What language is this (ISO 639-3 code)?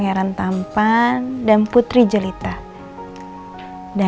ind